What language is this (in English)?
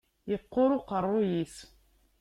Kabyle